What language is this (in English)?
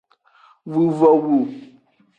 Aja (Benin)